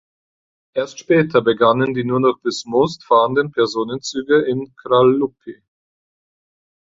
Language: German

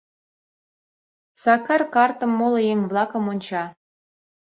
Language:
Mari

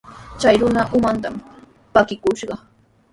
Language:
Sihuas Ancash Quechua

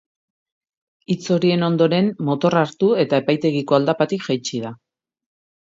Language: Basque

